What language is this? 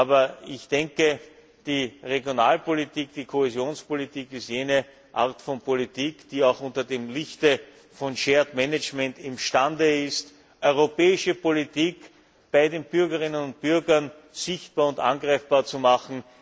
German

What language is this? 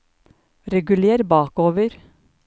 Norwegian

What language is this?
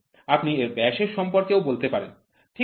Bangla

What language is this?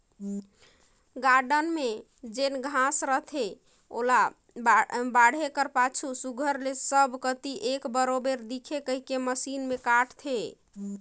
Chhattisgarhi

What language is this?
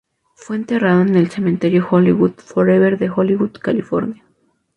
Spanish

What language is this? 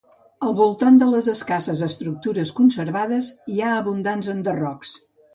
Catalan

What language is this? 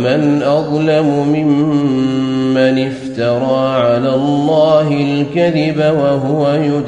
Arabic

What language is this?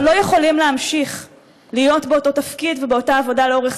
Hebrew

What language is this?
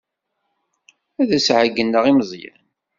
Kabyle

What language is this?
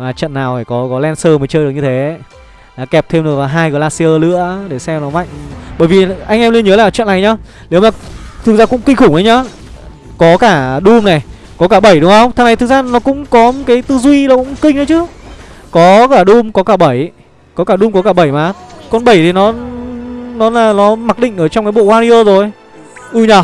Vietnamese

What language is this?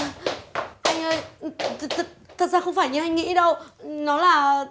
Vietnamese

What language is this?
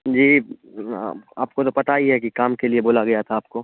Urdu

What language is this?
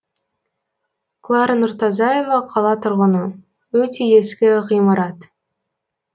Kazakh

